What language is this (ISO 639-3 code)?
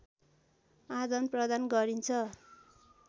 nep